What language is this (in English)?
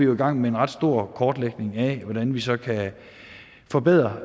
Danish